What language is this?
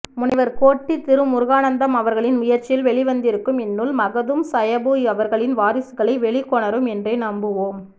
Tamil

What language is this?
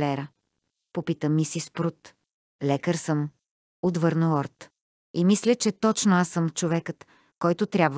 Bulgarian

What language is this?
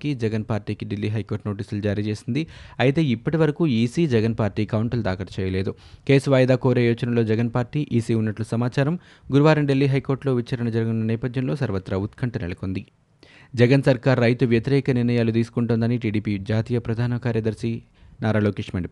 Telugu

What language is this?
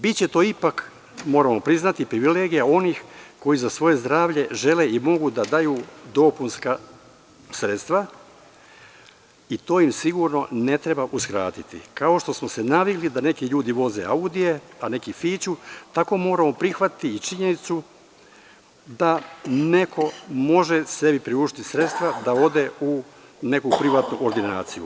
Serbian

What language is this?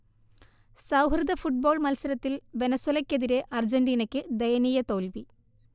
Malayalam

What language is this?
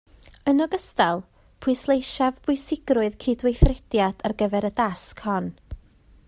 Welsh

